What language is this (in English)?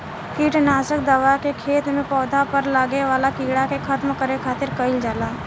Bhojpuri